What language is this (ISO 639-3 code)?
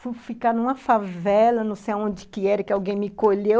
por